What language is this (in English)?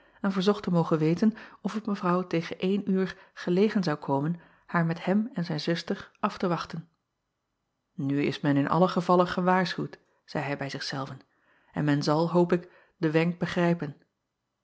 Dutch